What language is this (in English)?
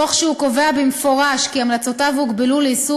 Hebrew